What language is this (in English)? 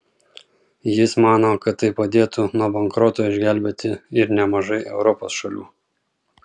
Lithuanian